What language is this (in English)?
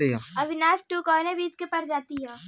Bhojpuri